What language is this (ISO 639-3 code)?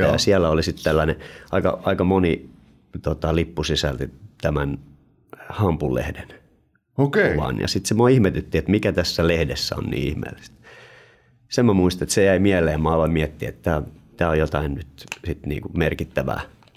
fin